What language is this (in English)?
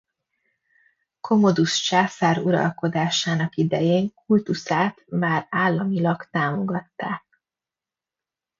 Hungarian